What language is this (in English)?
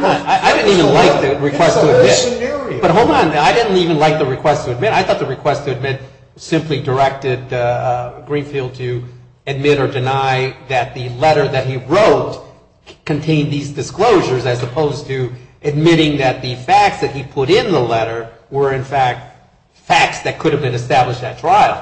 English